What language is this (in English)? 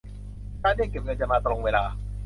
Thai